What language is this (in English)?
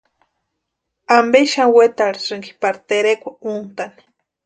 Western Highland Purepecha